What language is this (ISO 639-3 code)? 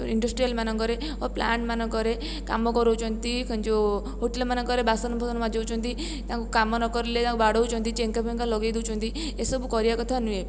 ori